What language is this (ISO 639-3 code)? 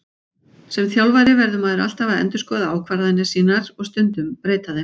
isl